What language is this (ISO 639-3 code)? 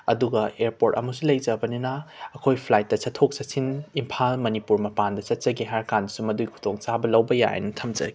mni